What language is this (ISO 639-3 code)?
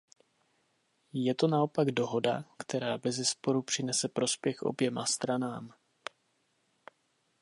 ces